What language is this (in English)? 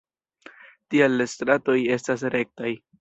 Esperanto